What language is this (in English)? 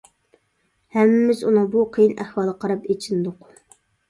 Uyghur